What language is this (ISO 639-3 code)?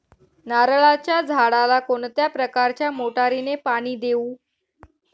mar